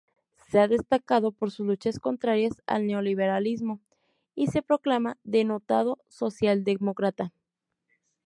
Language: Spanish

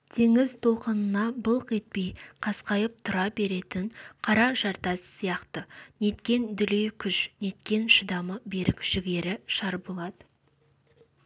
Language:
Kazakh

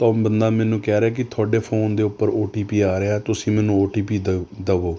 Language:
Punjabi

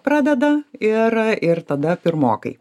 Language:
Lithuanian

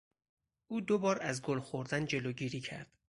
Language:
Persian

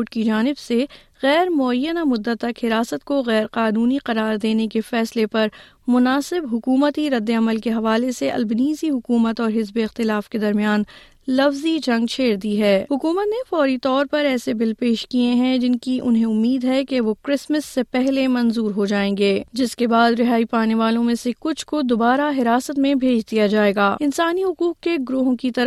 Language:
Urdu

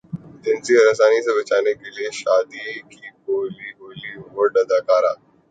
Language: Urdu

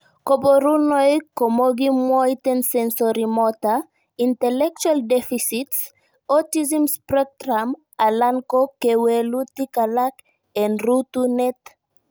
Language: Kalenjin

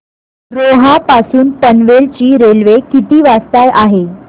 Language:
Marathi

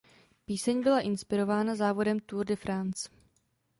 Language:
Czech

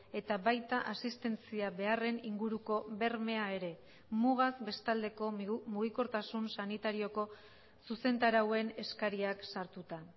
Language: Basque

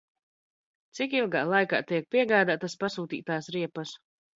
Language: Latvian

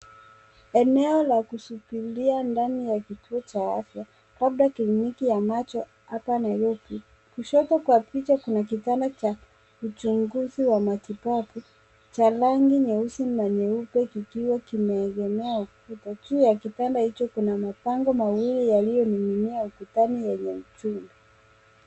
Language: Swahili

